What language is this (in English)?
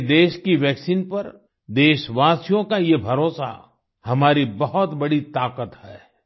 Hindi